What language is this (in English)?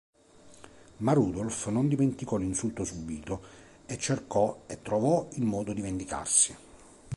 Italian